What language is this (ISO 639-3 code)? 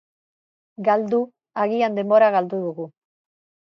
eus